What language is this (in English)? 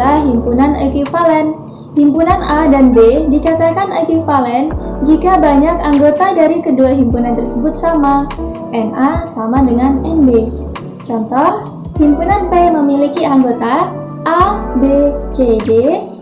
Indonesian